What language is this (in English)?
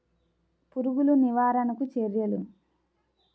Telugu